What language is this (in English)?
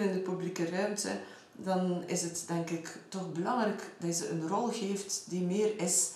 Dutch